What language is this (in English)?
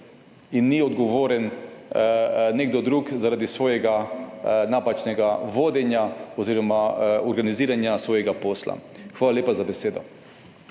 Slovenian